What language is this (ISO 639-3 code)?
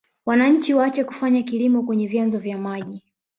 swa